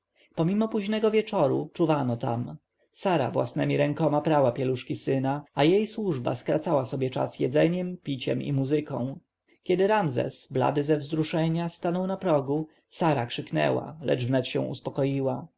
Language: Polish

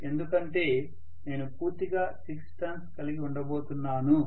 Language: Telugu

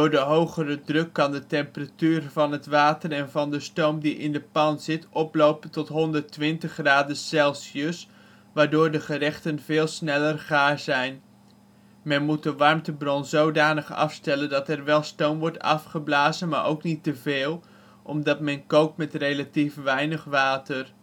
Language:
Dutch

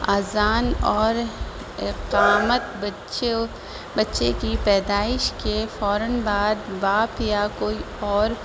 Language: Urdu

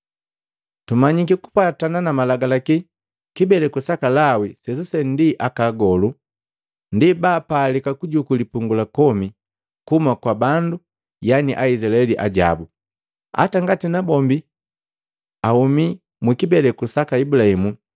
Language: Matengo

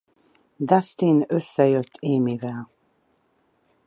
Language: Hungarian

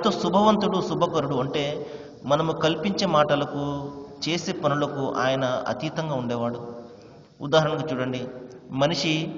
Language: Arabic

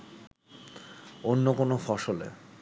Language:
Bangla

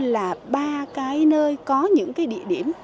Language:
Vietnamese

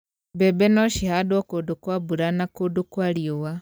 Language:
Kikuyu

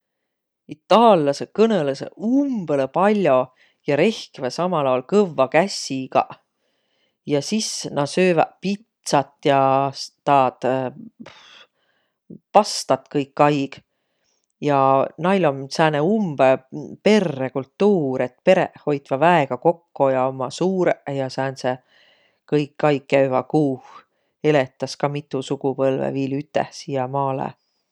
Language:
Võro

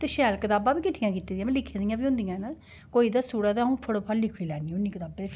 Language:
Dogri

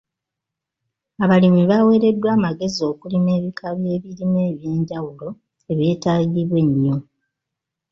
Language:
Ganda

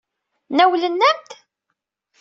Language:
Kabyle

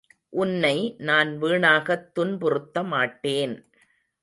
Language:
Tamil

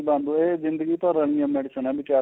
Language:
Punjabi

